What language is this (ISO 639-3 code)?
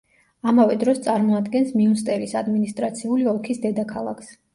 kat